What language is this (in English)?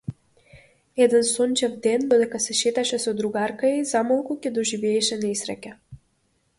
Macedonian